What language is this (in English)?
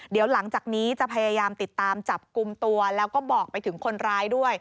Thai